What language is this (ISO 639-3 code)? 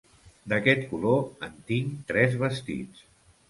cat